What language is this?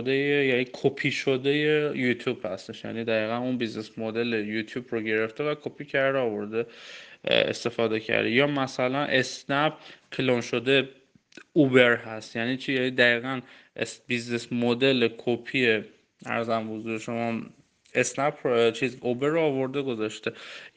Persian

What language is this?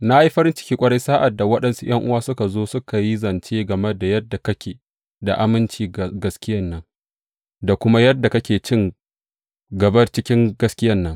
Hausa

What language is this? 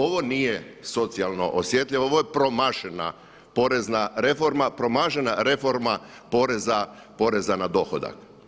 Croatian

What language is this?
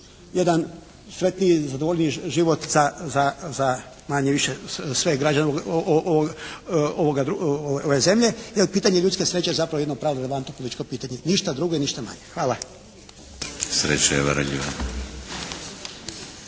Croatian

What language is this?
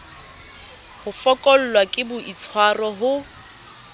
Southern Sotho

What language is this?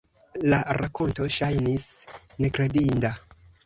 Esperanto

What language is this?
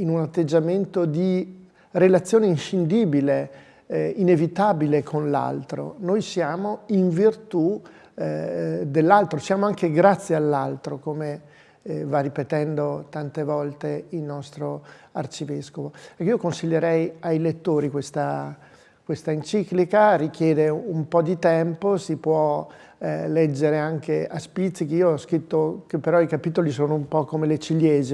Italian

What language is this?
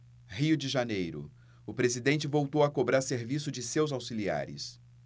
Portuguese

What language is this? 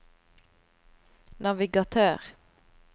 Norwegian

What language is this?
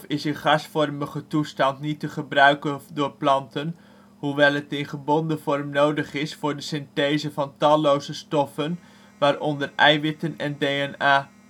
Dutch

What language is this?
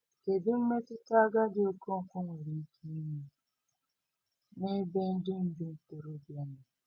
Igbo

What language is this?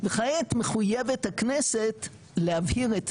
Hebrew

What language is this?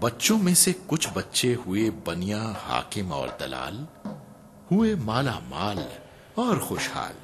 Hindi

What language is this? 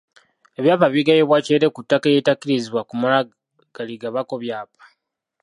Ganda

